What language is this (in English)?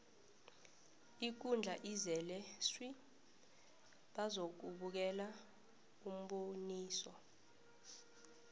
South Ndebele